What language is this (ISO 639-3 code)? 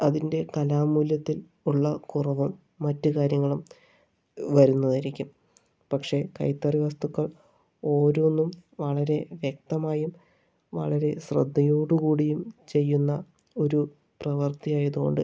mal